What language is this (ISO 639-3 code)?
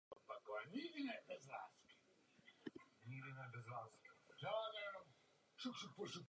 ces